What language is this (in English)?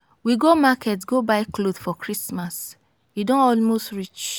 Nigerian Pidgin